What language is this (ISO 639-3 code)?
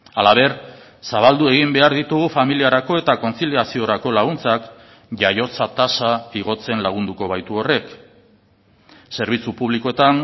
eus